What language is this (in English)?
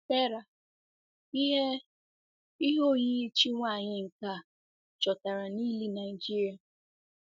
Igbo